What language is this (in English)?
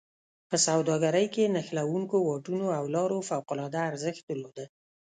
Pashto